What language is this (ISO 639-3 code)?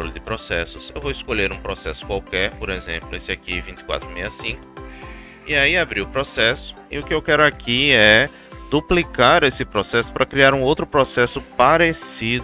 por